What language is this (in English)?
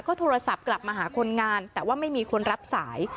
Thai